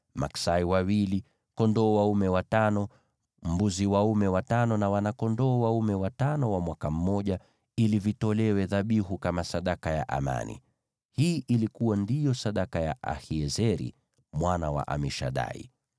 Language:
Swahili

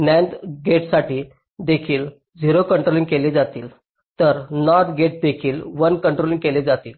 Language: Marathi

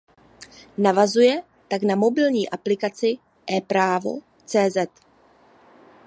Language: Czech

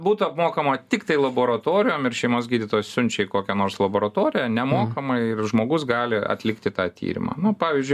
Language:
Lithuanian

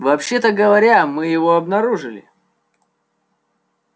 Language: Russian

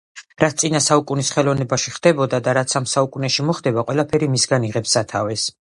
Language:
Georgian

